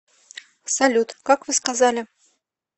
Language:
Russian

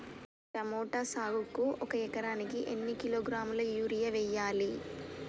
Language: Telugu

